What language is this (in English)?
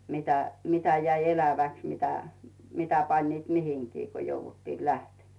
Finnish